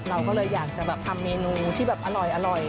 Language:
Thai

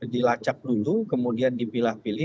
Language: Indonesian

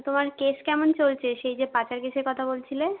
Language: Bangla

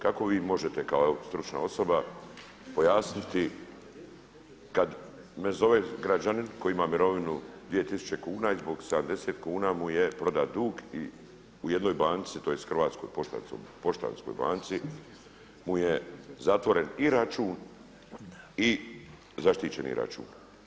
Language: Croatian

